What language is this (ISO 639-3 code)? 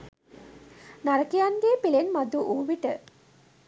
sin